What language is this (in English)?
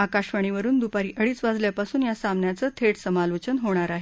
Marathi